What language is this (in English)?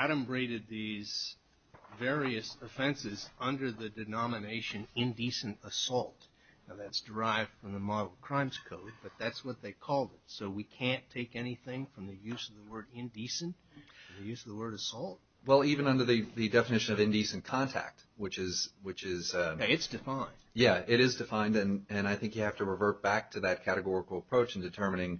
English